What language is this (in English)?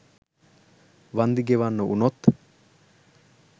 Sinhala